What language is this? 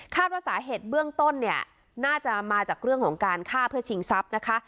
Thai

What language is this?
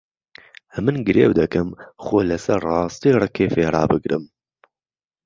Central Kurdish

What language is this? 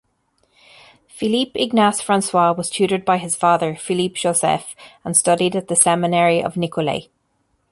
English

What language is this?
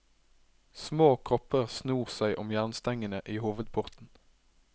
Norwegian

